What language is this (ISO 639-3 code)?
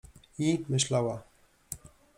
pol